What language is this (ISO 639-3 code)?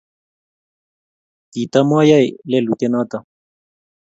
kln